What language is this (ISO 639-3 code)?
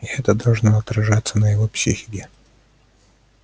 rus